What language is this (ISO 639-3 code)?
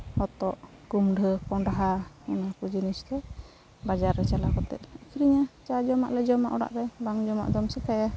sat